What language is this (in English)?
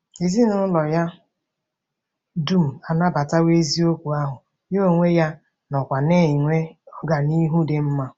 Igbo